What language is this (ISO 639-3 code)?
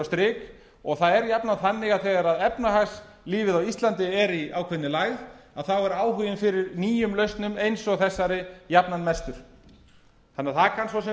isl